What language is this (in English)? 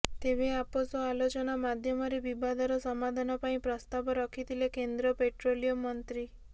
Odia